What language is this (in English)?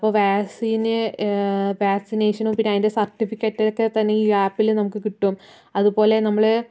Malayalam